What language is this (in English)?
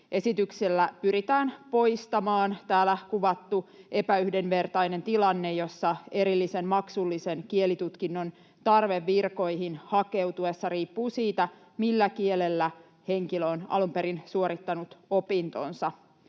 Finnish